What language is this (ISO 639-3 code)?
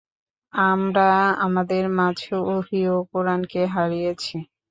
ben